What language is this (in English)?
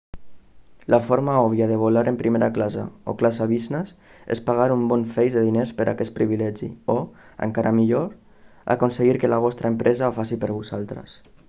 Catalan